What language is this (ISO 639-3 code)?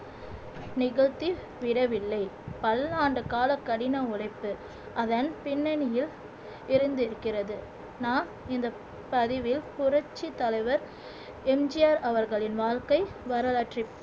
tam